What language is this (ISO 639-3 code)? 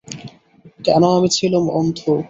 ben